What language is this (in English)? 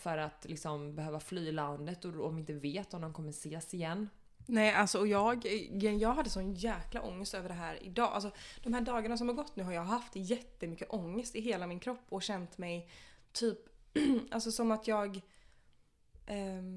Swedish